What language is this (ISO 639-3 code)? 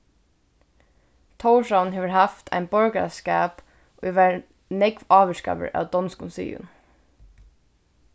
fao